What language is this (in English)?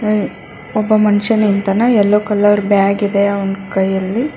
Kannada